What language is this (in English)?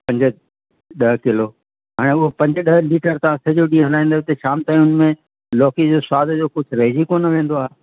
Sindhi